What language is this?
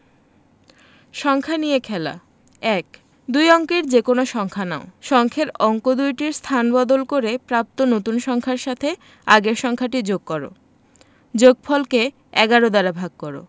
Bangla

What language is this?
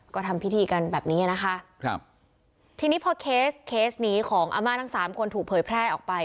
Thai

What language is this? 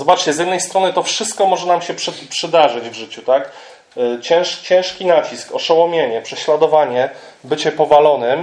Polish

